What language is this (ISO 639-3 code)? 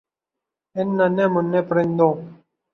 urd